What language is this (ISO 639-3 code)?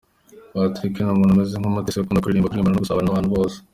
kin